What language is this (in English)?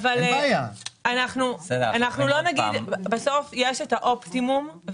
Hebrew